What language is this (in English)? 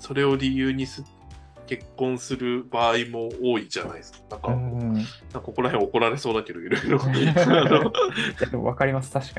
Japanese